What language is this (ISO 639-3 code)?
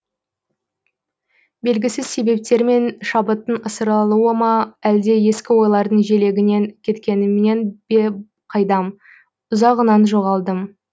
kaz